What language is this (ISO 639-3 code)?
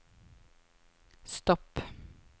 nor